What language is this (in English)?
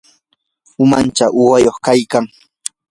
Yanahuanca Pasco Quechua